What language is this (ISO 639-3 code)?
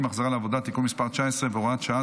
heb